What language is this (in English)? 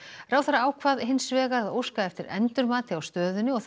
Icelandic